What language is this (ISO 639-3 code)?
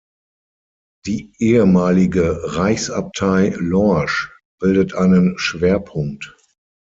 deu